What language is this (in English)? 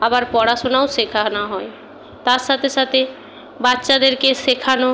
Bangla